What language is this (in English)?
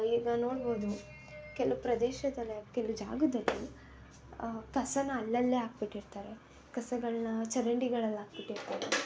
Kannada